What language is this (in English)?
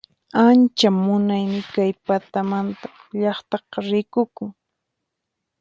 Puno Quechua